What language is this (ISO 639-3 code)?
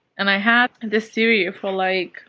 eng